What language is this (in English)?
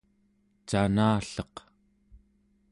Central Yupik